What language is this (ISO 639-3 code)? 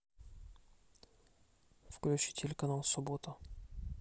rus